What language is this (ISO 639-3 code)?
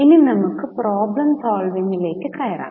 mal